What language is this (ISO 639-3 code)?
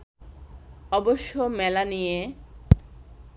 ben